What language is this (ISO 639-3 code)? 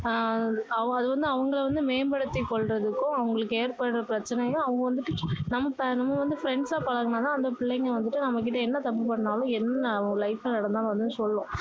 tam